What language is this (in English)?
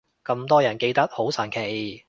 Cantonese